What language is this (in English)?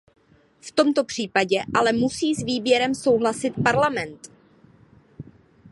Czech